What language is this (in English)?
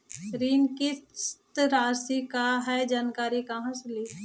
Magahi